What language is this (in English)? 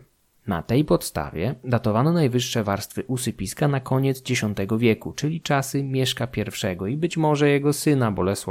Polish